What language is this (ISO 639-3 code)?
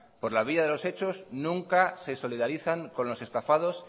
spa